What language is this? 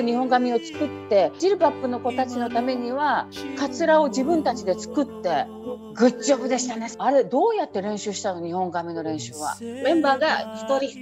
Japanese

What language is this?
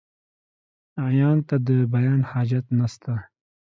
Pashto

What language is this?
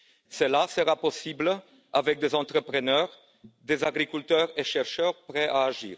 French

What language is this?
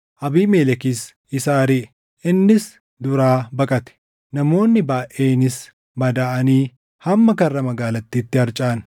Oromo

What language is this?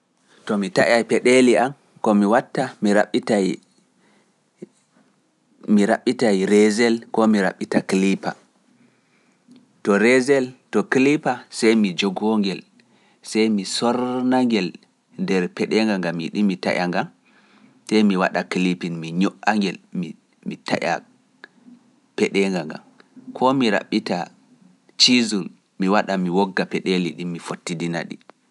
Pular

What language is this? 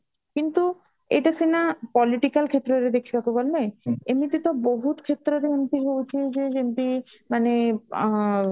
Odia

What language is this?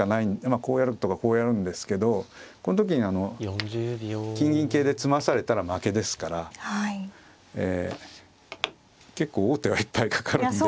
Japanese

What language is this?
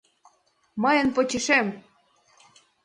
Mari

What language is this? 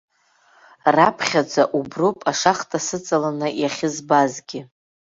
Abkhazian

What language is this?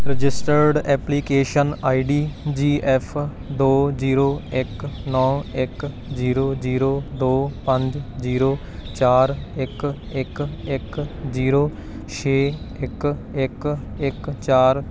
Punjabi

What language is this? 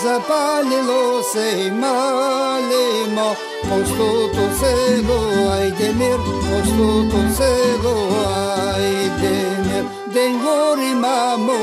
Bulgarian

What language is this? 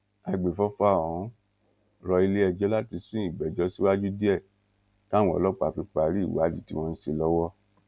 Yoruba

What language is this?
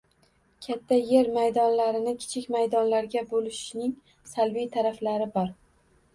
Uzbek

